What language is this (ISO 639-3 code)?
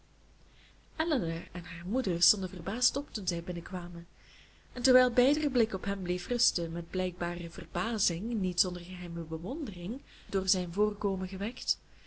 nld